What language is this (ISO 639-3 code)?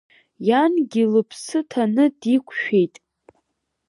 abk